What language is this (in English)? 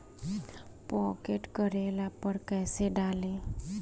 Bhojpuri